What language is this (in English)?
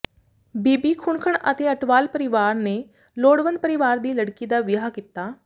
Punjabi